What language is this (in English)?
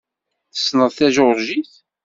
Kabyle